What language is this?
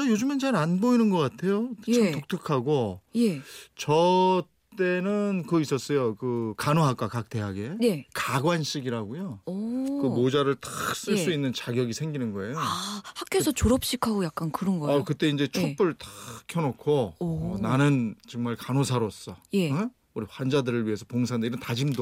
Korean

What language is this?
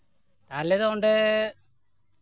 Santali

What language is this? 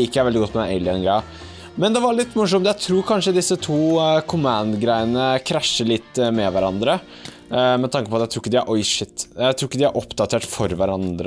Norwegian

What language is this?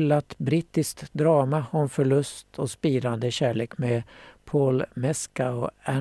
Swedish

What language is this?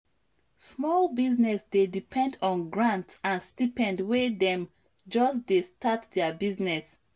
Nigerian Pidgin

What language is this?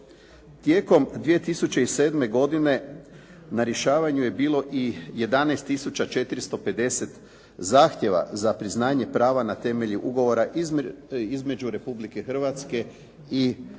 Croatian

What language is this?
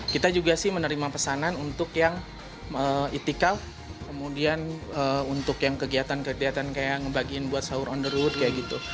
Indonesian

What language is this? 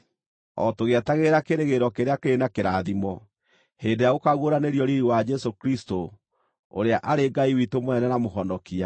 Kikuyu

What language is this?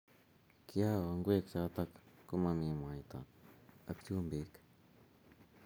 Kalenjin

